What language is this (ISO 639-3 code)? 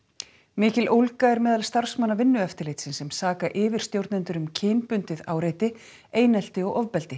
isl